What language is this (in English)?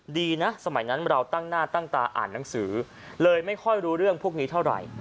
Thai